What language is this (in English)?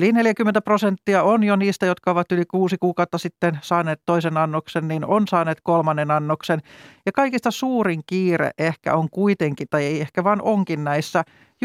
Finnish